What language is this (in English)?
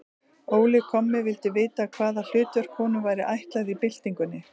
Icelandic